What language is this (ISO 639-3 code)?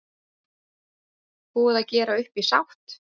isl